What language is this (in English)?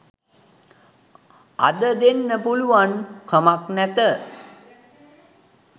Sinhala